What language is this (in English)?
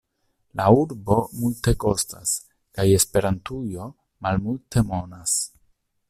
Esperanto